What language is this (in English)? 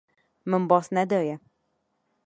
Kurdish